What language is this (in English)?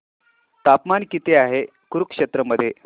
Marathi